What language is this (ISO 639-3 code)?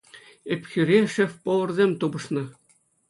chv